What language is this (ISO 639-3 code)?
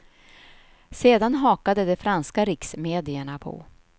swe